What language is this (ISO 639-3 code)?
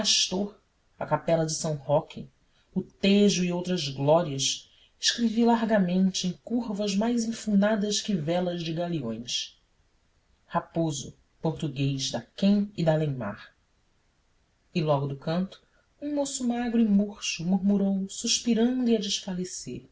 por